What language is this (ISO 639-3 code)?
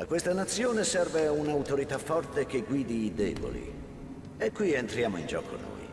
ita